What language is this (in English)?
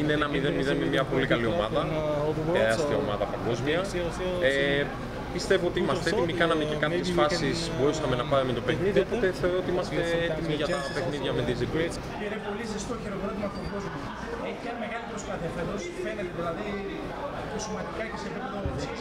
Greek